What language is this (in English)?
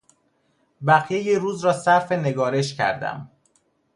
Persian